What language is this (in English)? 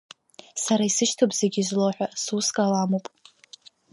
Abkhazian